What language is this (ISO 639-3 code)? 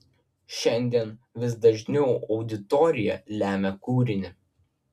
lit